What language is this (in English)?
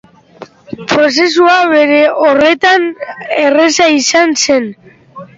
Basque